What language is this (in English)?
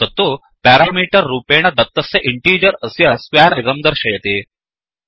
Sanskrit